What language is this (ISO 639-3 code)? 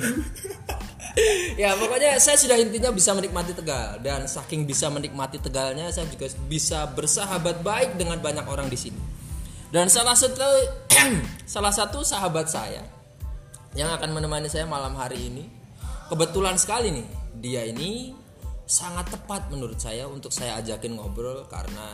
ind